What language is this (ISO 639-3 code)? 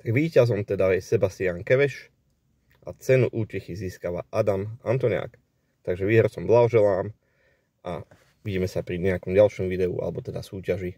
slk